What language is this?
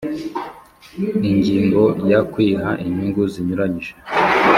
Kinyarwanda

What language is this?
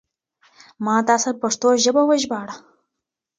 Pashto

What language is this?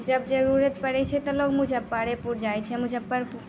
Maithili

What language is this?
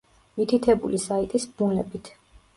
Georgian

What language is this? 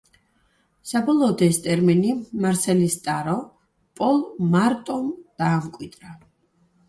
Georgian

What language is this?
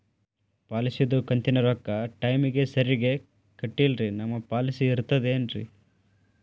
Kannada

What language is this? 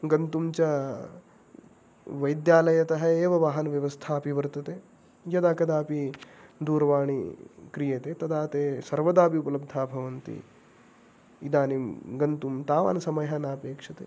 Sanskrit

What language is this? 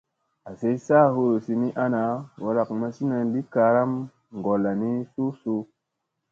Musey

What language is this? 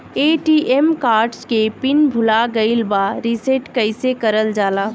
Bhojpuri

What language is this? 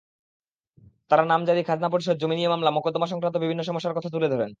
Bangla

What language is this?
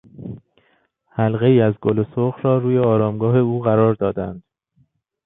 Persian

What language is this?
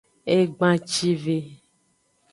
Aja (Benin)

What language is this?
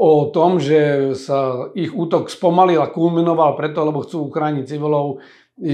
Slovak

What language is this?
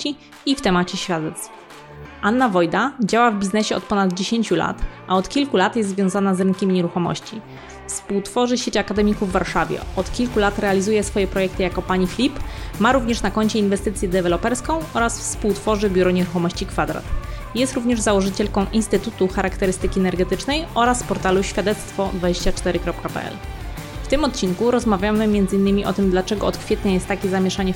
Polish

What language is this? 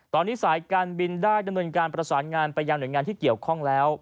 Thai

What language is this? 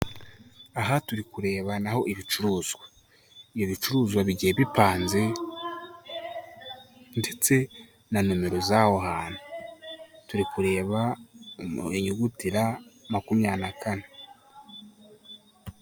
Kinyarwanda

